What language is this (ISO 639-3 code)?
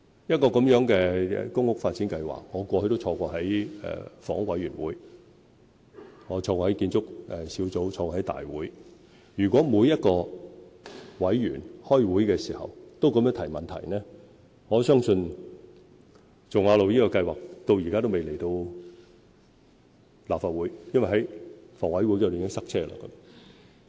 yue